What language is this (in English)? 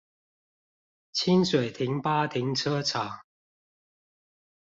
Chinese